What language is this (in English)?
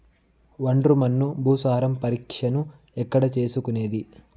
Telugu